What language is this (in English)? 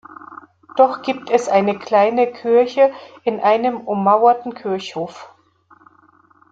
German